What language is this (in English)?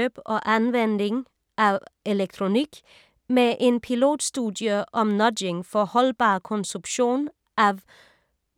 Danish